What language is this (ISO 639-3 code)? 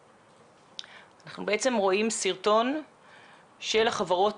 heb